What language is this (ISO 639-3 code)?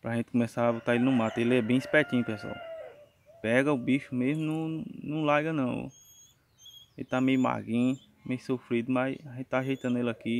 por